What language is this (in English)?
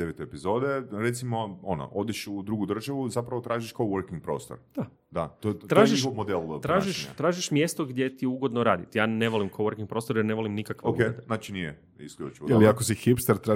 Croatian